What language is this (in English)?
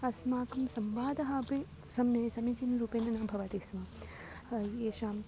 Sanskrit